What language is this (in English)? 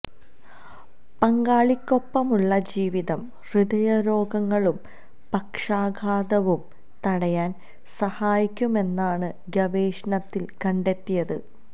Malayalam